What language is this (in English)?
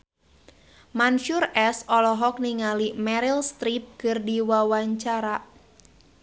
Sundanese